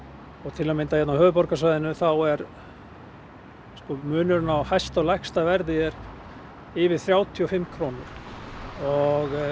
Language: Icelandic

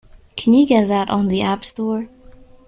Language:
English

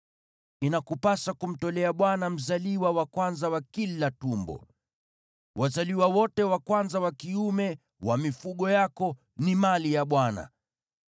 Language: Swahili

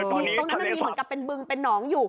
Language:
Thai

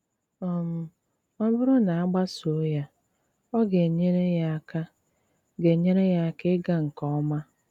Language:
Igbo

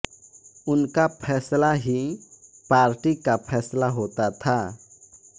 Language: Hindi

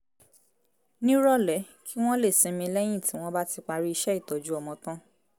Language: Yoruba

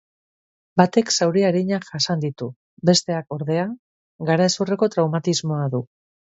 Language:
Basque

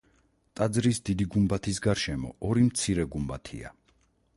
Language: Georgian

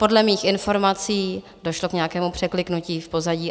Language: Czech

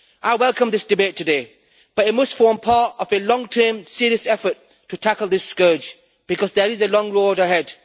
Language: English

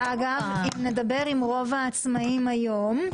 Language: Hebrew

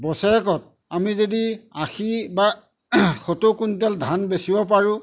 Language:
Assamese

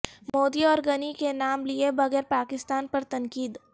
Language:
Urdu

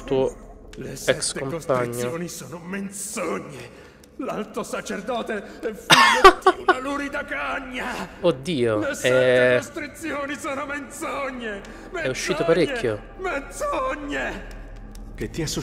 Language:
Italian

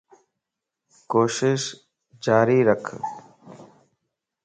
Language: Lasi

